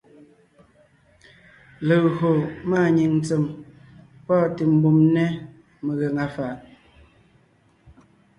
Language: Ngiemboon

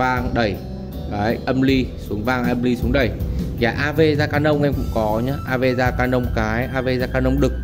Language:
Vietnamese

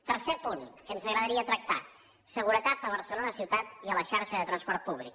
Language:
Catalan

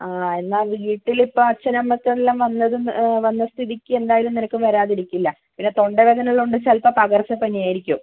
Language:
Malayalam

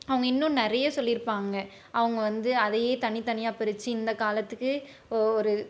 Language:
Tamil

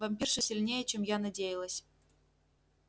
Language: Russian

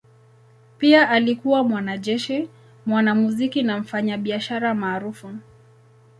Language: Swahili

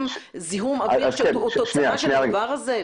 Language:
Hebrew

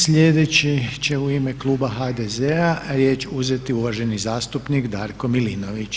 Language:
Croatian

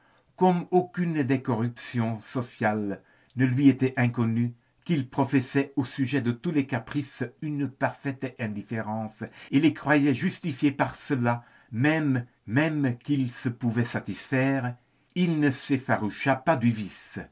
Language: French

